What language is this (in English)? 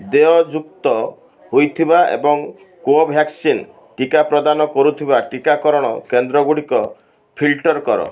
Odia